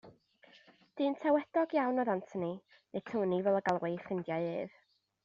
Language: Welsh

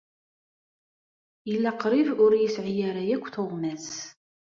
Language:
Kabyle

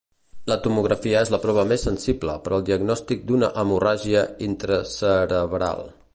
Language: Catalan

